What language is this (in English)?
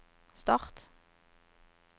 Norwegian